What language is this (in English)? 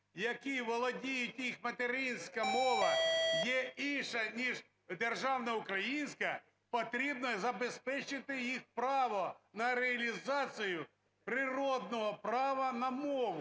Ukrainian